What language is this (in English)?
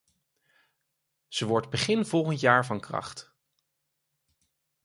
Dutch